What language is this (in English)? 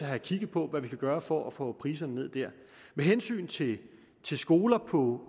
Danish